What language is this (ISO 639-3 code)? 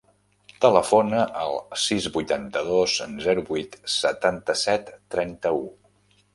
cat